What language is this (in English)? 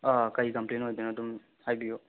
Manipuri